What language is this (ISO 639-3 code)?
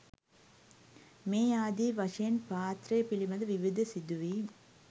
sin